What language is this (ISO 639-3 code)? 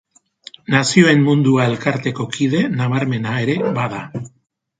eus